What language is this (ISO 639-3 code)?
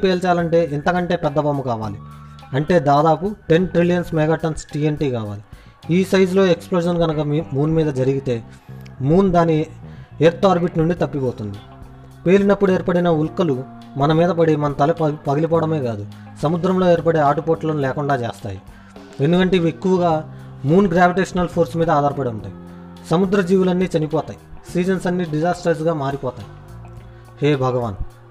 tel